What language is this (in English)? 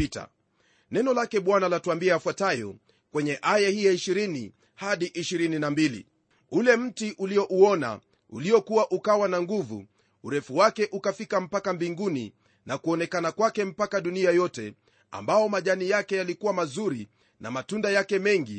Swahili